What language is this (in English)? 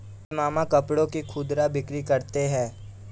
Hindi